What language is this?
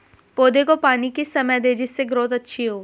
Hindi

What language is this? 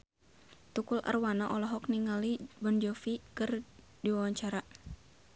Sundanese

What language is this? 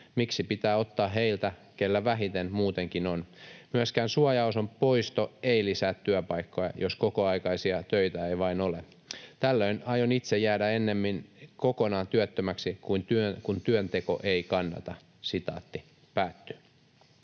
Finnish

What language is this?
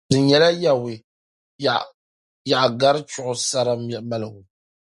Dagbani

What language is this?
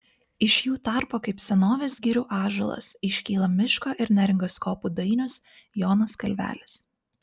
Lithuanian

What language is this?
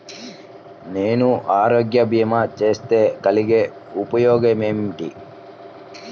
Telugu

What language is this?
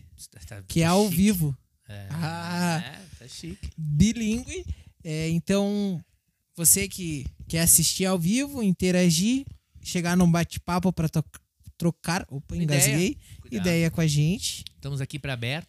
Portuguese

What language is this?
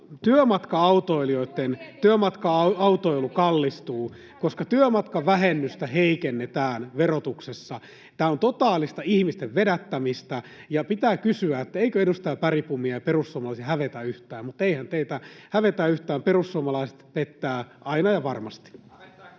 Finnish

